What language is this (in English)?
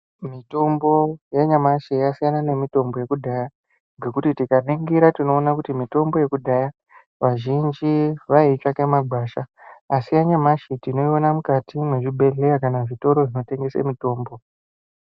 Ndau